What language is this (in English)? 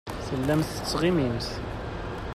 Kabyle